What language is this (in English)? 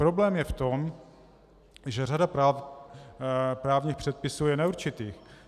Czech